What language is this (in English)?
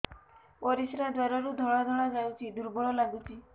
Odia